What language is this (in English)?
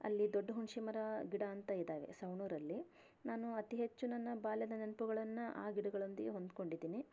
Kannada